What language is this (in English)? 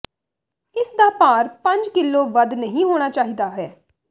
Punjabi